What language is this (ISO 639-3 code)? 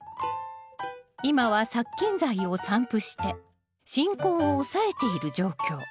jpn